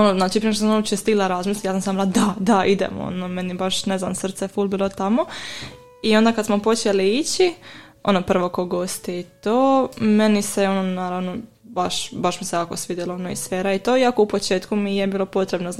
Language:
Croatian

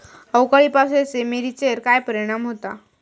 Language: Marathi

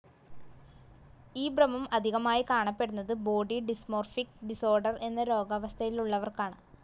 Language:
Malayalam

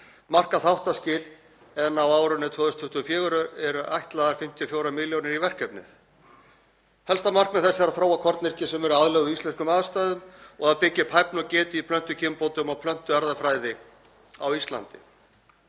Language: Icelandic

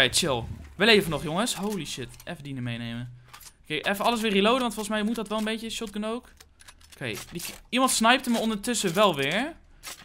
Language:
Dutch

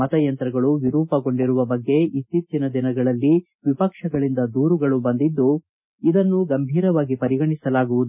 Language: Kannada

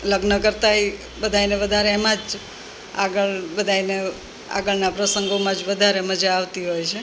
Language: Gujarati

